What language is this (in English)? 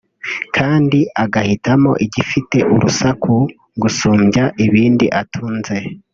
Kinyarwanda